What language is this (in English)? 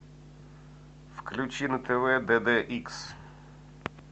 Russian